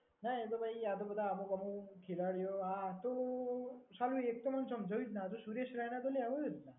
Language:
Gujarati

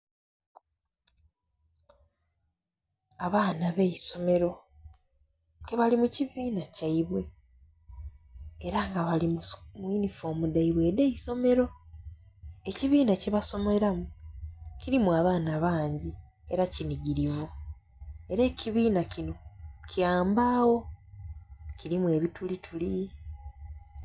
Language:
Soga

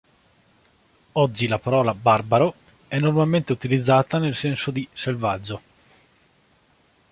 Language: Italian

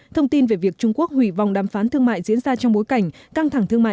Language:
Vietnamese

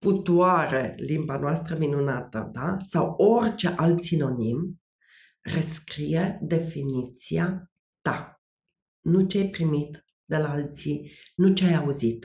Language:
Romanian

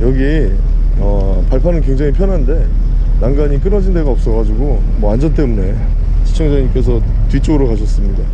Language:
Korean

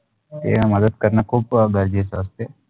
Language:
Marathi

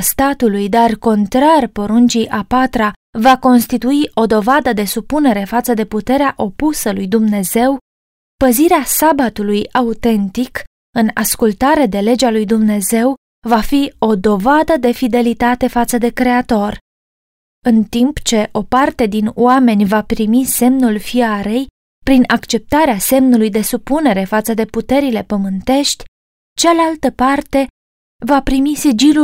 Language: Romanian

